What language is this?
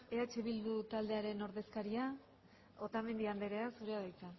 Basque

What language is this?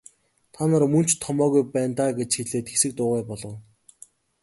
Mongolian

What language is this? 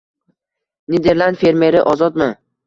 Uzbek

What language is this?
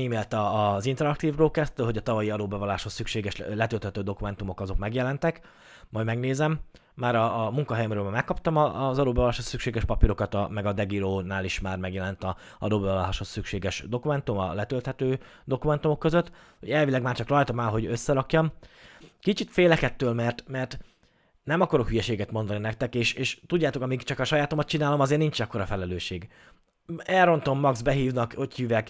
Hungarian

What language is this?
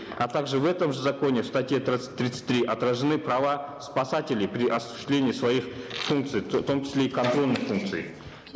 Kazakh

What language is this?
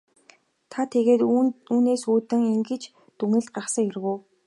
Mongolian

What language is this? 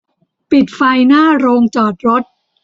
Thai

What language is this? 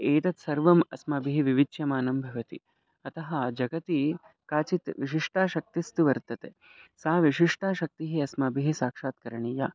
Sanskrit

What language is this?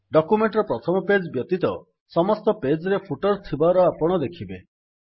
Odia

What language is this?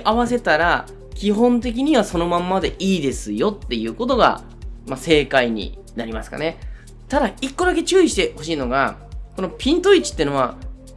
Japanese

